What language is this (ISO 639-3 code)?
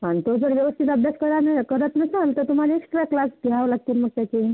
mar